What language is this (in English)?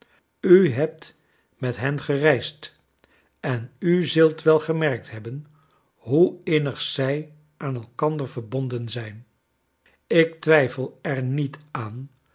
Dutch